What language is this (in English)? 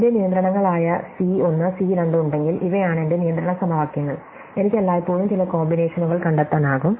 Malayalam